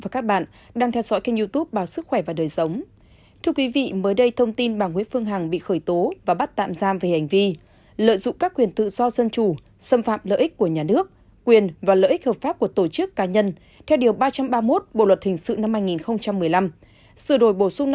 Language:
Vietnamese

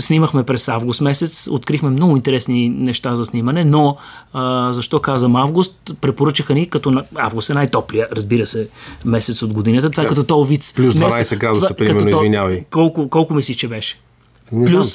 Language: Bulgarian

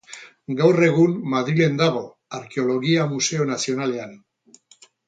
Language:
Basque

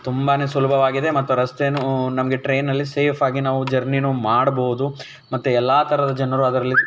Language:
Kannada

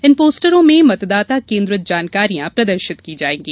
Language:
Hindi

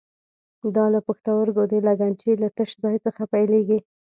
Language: Pashto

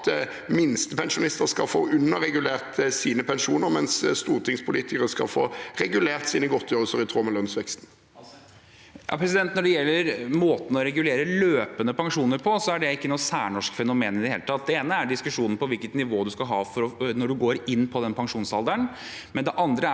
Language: Norwegian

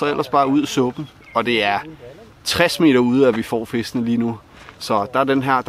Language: Danish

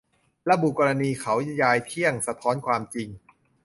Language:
Thai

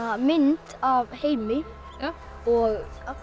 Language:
Icelandic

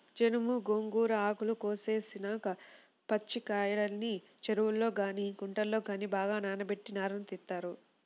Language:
Telugu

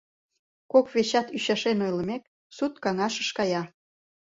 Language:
Mari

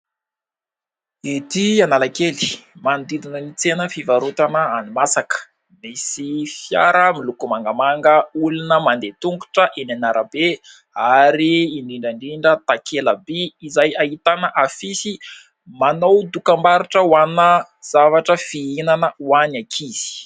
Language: Malagasy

